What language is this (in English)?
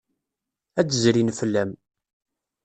Kabyle